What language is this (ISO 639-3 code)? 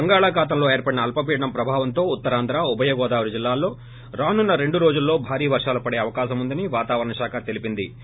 tel